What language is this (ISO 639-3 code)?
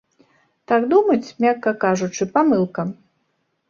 bel